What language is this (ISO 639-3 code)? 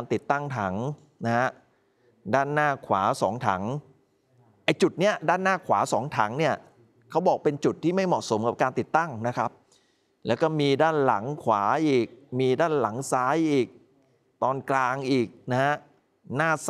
tha